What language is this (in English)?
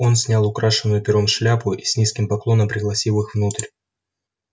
Russian